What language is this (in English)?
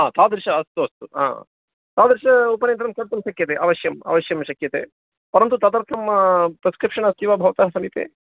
Sanskrit